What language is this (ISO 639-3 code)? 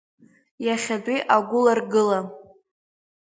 abk